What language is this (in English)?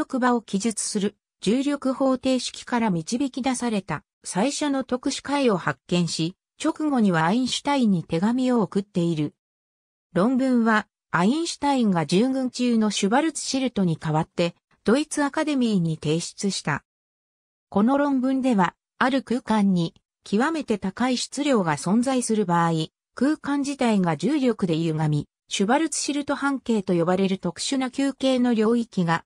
Japanese